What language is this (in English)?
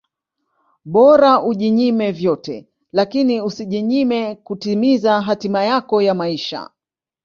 Swahili